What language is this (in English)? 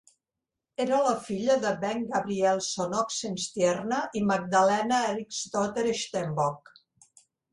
Catalan